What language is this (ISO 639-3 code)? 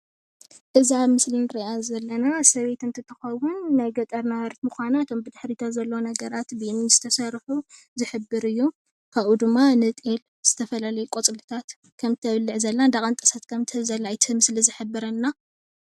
tir